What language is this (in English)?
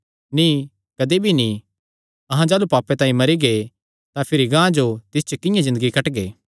Kangri